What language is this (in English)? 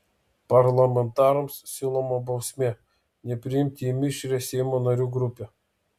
Lithuanian